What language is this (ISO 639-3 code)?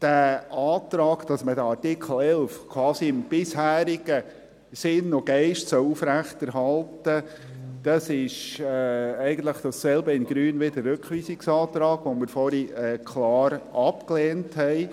gsw